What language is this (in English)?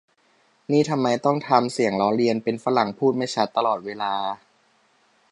Thai